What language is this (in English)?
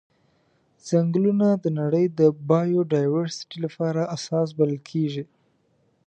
Pashto